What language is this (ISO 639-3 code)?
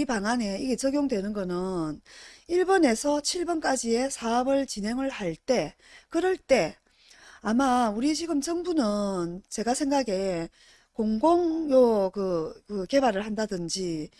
kor